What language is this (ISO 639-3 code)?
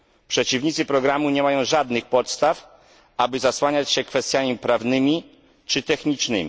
pol